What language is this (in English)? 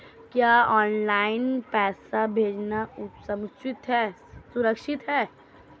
Hindi